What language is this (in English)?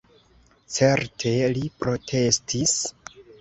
Esperanto